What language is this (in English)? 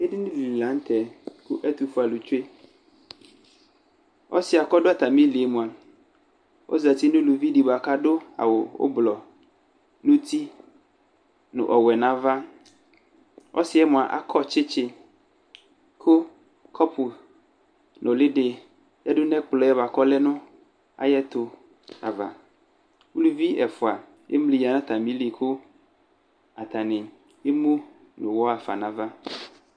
Ikposo